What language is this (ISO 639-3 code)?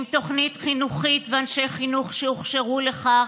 heb